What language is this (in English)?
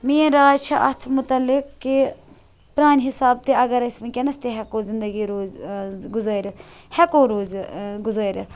Kashmiri